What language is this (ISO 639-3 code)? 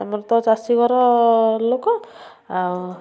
ori